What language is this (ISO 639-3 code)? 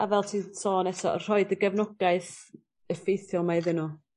cym